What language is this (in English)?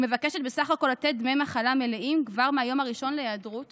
Hebrew